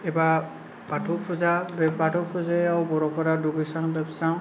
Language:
Bodo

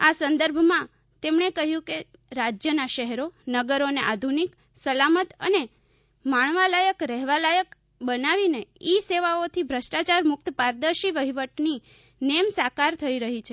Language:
Gujarati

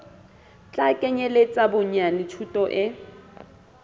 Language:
Southern Sotho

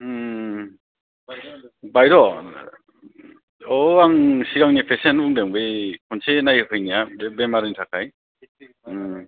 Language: Bodo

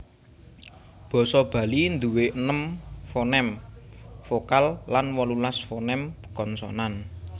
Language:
Javanese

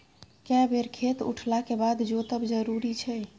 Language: Maithili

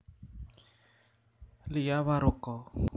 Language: Javanese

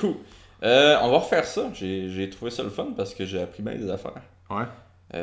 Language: French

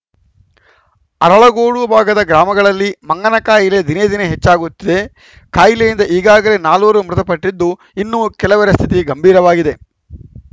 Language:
Kannada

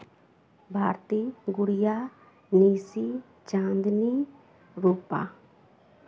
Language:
Maithili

